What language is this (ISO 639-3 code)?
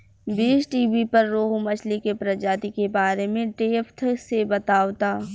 bho